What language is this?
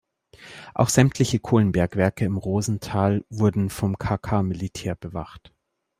German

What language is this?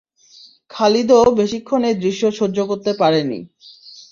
Bangla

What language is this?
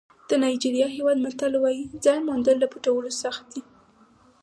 Pashto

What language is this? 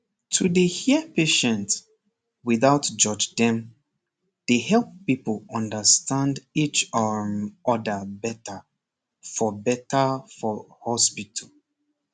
Nigerian Pidgin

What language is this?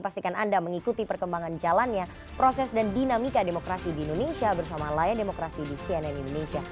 Indonesian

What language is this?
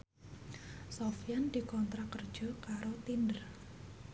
Javanese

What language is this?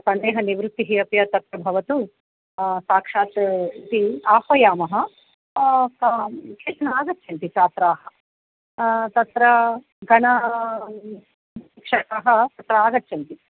Sanskrit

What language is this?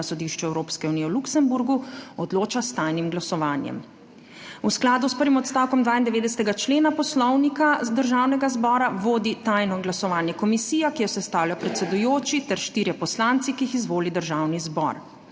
Slovenian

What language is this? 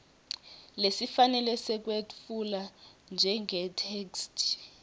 Swati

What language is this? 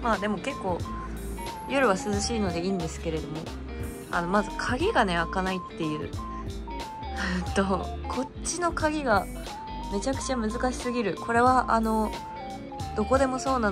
Japanese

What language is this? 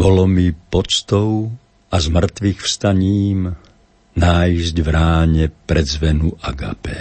Slovak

